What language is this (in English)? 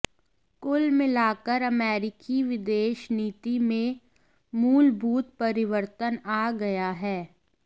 Hindi